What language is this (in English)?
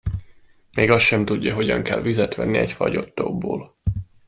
Hungarian